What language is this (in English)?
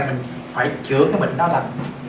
Vietnamese